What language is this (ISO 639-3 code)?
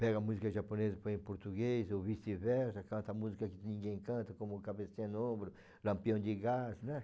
por